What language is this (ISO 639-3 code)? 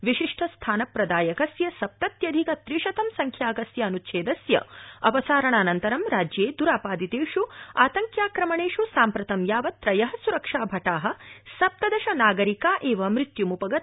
san